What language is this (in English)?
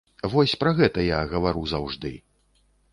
Belarusian